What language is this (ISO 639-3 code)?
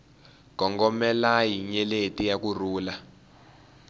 tso